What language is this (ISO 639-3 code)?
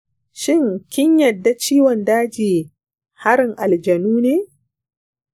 hau